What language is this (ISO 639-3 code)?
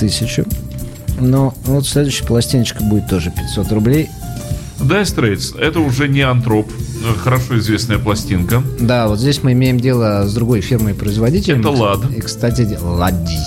rus